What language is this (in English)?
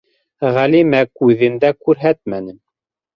Bashkir